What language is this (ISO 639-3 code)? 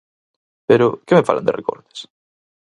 glg